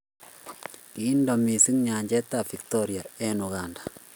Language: Kalenjin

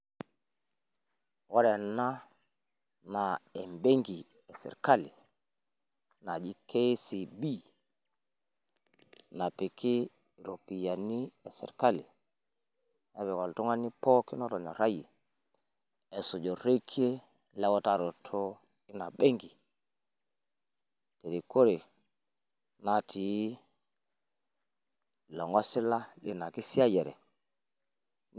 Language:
Masai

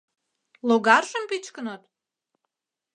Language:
Mari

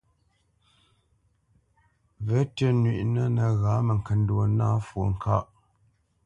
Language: Bamenyam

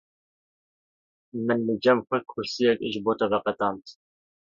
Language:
Kurdish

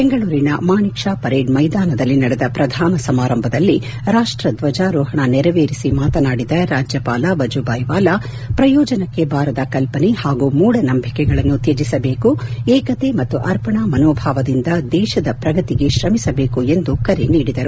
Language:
Kannada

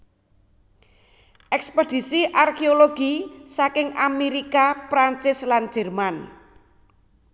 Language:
Javanese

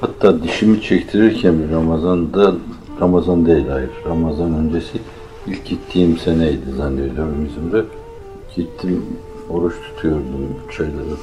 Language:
Turkish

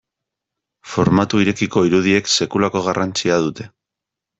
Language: Basque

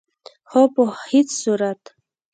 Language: Pashto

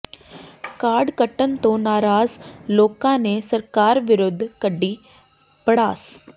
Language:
Punjabi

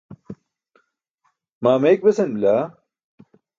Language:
Burushaski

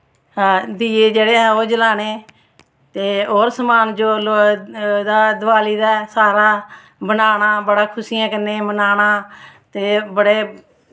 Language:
Dogri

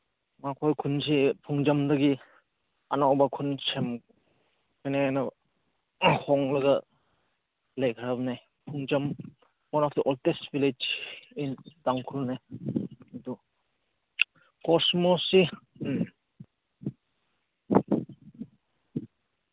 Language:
Manipuri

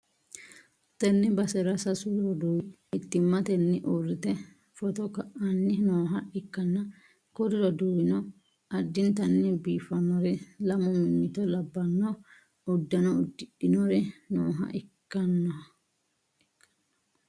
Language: Sidamo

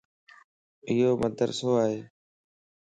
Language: Lasi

